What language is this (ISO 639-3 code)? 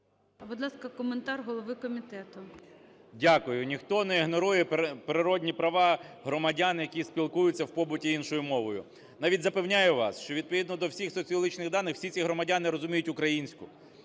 ukr